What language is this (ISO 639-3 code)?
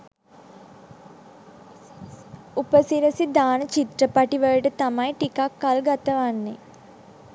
sin